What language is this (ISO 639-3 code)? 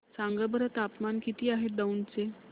mar